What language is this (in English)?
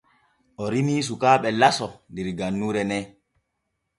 Borgu Fulfulde